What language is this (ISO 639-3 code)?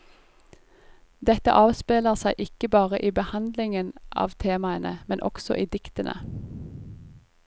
nor